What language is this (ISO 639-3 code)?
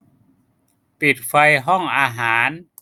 tha